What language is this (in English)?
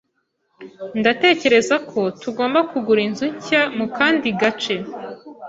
Kinyarwanda